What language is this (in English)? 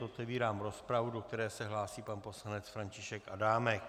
Czech